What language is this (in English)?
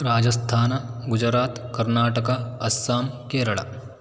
Sanskrit